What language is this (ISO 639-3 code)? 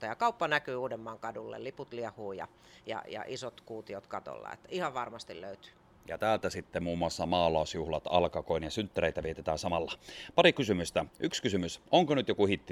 fin